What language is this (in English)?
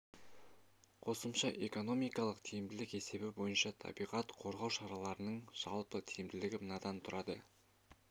Kazakh